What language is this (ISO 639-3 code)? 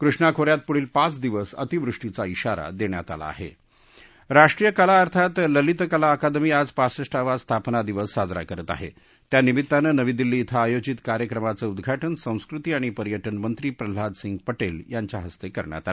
mar